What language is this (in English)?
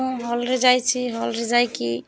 Odia